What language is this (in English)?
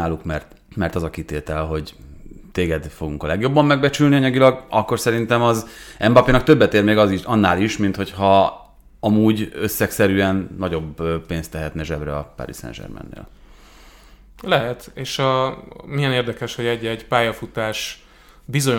Hungarian